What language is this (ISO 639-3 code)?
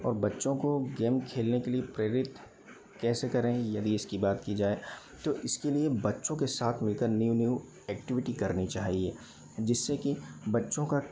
hin